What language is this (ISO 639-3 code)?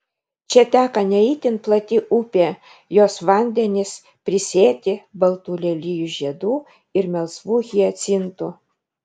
lit